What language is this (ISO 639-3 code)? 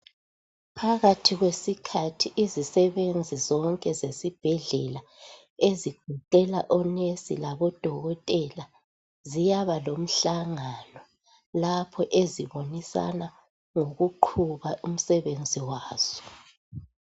nde